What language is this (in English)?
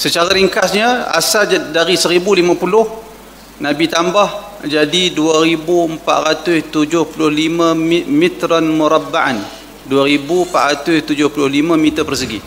Malay